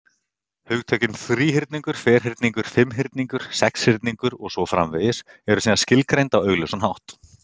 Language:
Icelandic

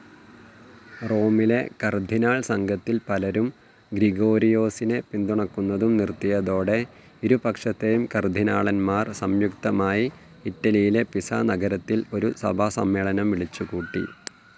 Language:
Malayalam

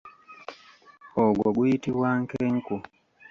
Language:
Ganda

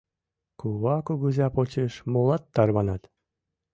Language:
Mari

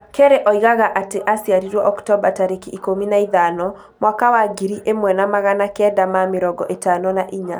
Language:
Kikuyu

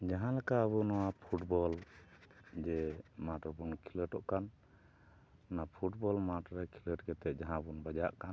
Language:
Santali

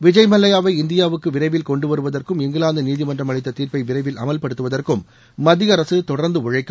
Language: Tamil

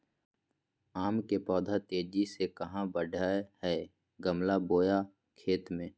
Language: Magahi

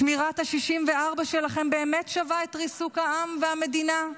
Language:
Hebrew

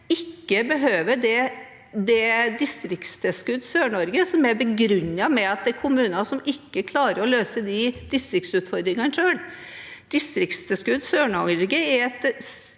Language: Norwegian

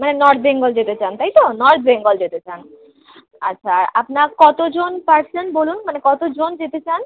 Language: Bangla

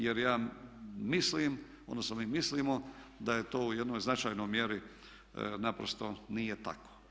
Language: Croatian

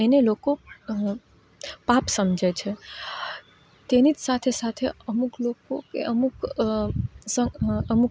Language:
Gujarati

